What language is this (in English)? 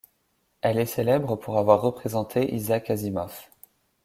French